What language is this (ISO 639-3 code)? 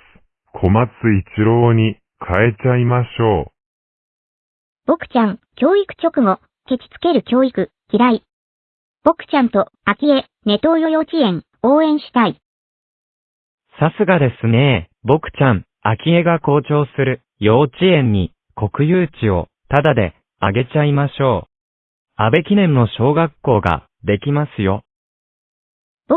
jpn